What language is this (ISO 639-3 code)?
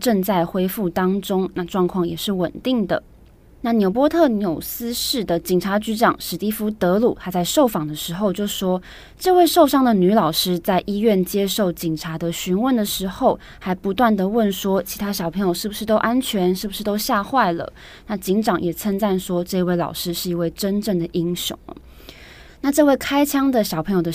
zho